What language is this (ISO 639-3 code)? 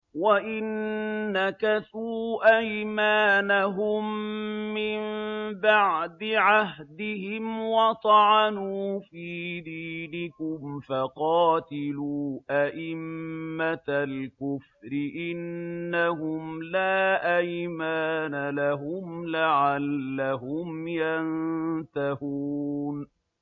ara